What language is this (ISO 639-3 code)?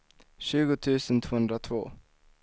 swe